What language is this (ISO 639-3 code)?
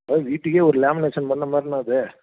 tam